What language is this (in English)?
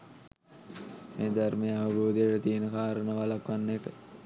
Sinhala